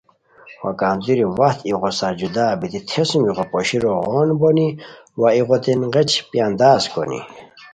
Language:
Khowar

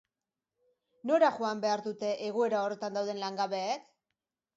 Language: Basque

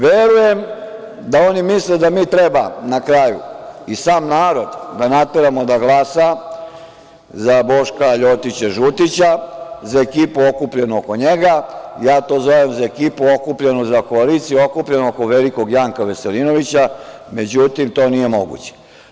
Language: Serbian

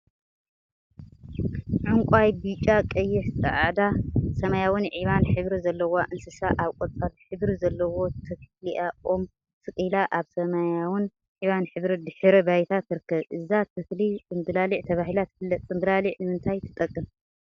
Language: Tigrinya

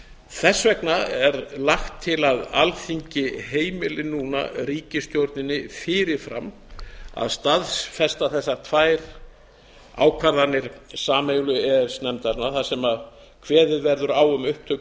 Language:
Icelandic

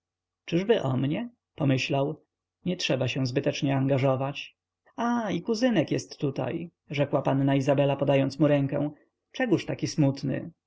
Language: Polish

